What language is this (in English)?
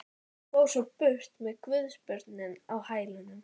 Icelandic